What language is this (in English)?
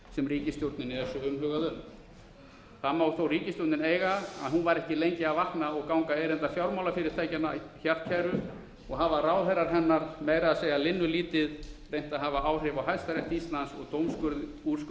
Icelandic